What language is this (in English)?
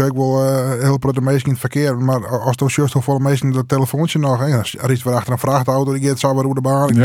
Dutch